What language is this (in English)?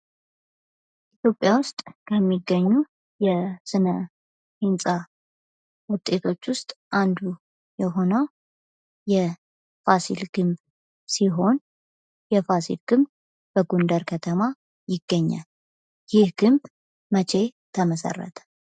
Amharic